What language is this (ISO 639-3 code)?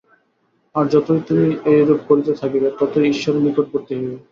ben